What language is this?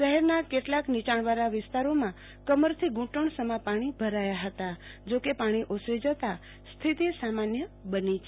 Gujarati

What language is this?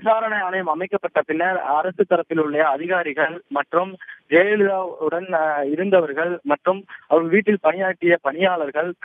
Dutch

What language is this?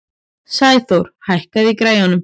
Icelandic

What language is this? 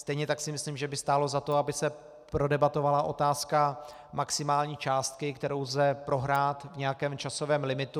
Czech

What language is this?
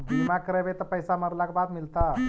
Magahi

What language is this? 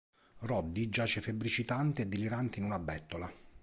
Italian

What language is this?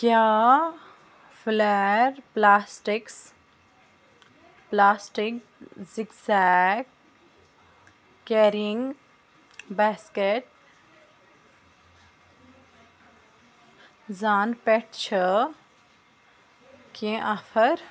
Kashmiri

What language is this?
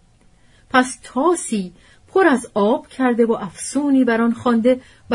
Persian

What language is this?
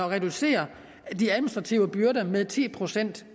Danish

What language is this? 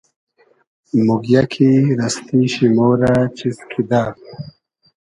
Hazaragi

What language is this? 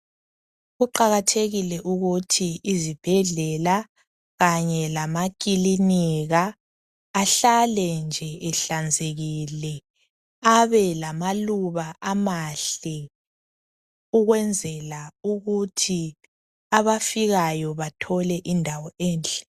North Ndebele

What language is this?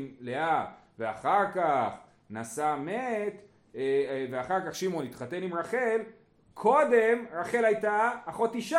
Hebrew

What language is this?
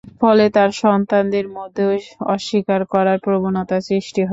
Bangla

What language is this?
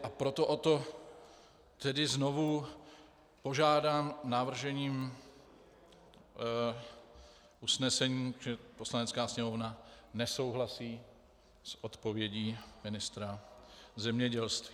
Czech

